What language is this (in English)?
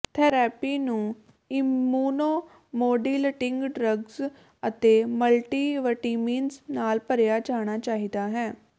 Punjabi